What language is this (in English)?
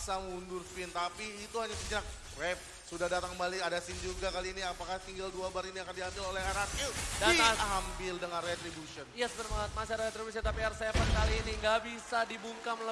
Indonesian